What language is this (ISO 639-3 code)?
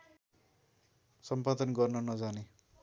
nep